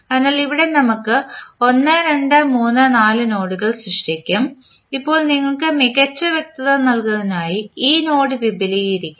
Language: Malayalam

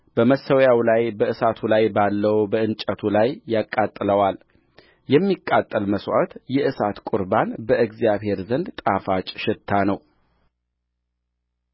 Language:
Amharic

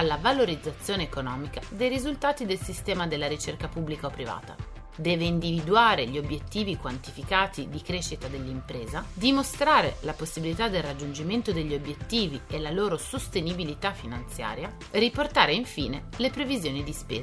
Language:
Italian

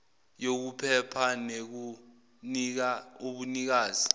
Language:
Zulu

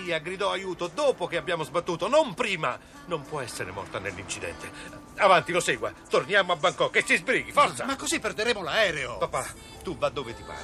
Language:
Italian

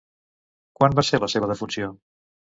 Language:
Catalan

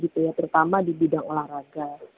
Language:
Indonesian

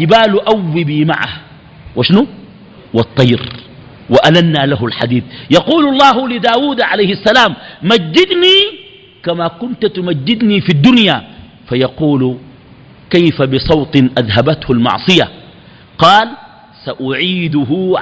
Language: Arabic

